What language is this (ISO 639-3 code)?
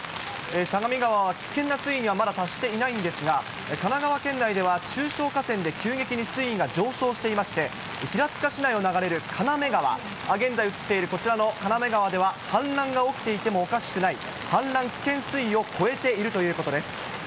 jpn